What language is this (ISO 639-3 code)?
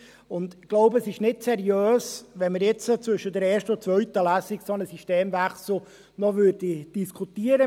gsw